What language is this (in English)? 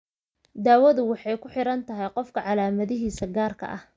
Somali